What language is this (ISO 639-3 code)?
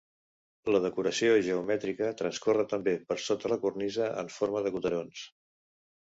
cat